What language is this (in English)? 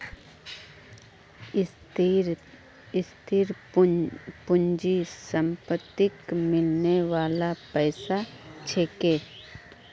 Magahi